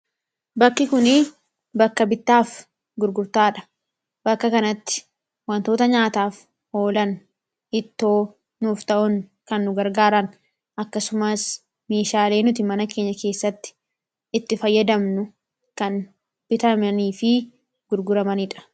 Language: Oromo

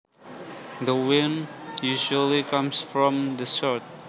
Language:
Javanese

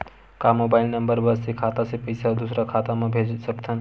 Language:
Chhattisgarhi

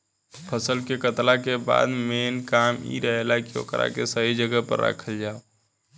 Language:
Bhojpuri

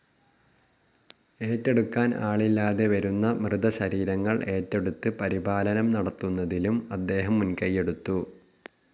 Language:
Malayalam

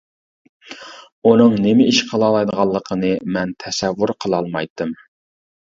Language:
Uyghur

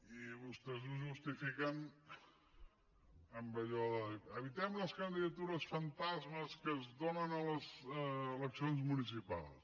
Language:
Catalan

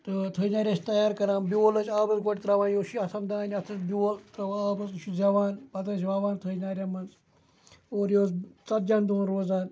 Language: Kashmiri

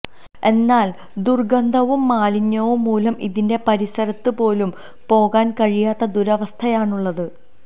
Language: Malayalam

